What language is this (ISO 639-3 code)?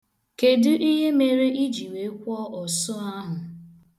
ibo